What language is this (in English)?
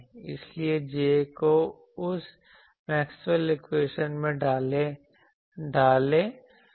Hindi